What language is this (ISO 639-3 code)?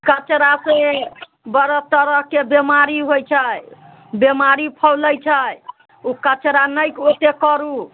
mai